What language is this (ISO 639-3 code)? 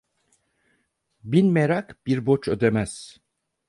tur